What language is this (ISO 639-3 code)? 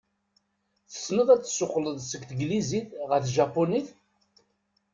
kab